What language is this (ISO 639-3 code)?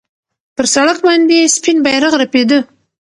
pus